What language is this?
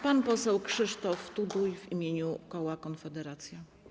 Polish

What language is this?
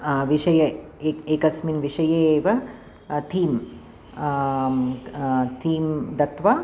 Sanskrit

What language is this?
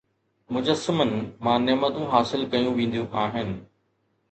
Sindhi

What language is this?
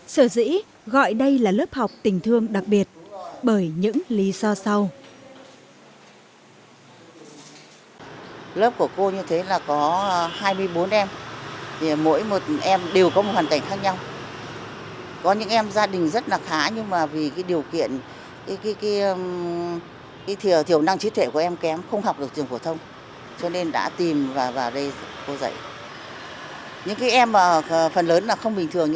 Vietnamese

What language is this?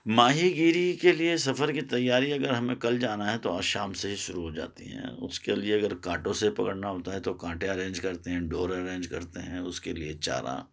Urdu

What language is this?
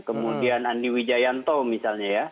Indonesian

